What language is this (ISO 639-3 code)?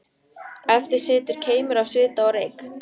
isl